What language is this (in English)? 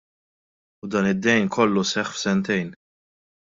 Maltese